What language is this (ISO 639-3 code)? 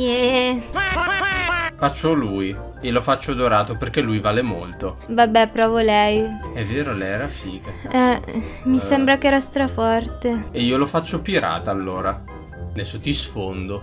ita